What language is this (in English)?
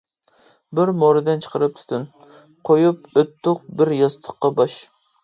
Uyghur